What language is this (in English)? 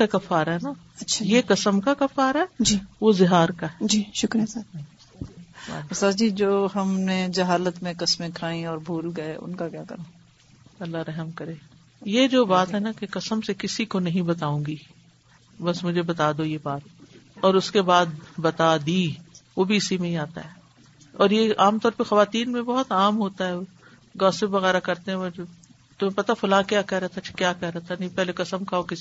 Urdu